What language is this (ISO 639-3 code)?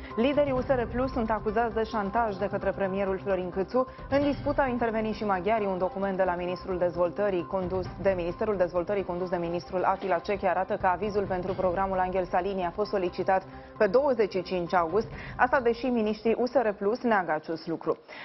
ron